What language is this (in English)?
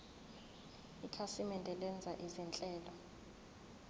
Zulu